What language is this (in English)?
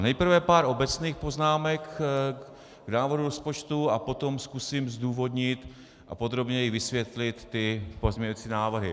Czech